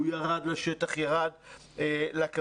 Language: Hebrew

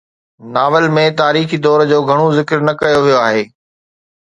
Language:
Sindhi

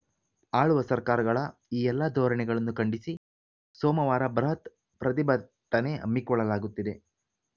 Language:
Kannada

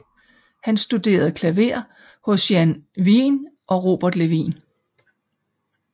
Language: Danish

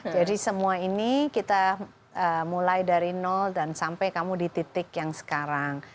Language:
Indonesian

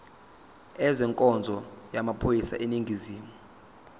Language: Zulu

